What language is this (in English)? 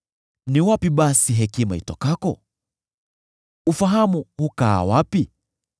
Swahili